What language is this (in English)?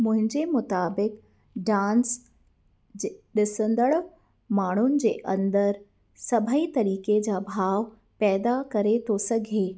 Sindhi